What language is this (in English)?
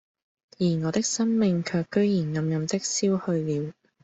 Cantonese